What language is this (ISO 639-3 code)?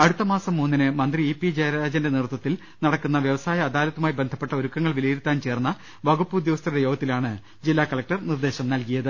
mal